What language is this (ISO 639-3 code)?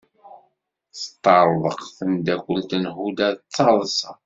kab